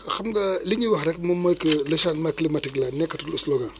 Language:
Wolof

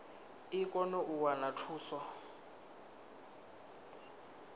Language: Venda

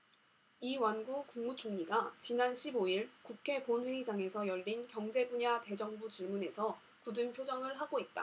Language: Korean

